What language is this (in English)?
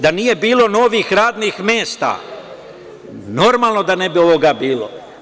Serbian